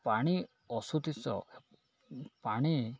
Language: Odia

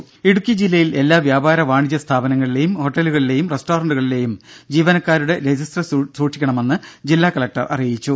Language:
Malayalam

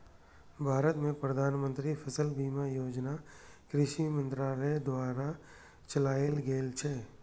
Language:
Maithili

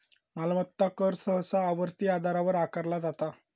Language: Marathi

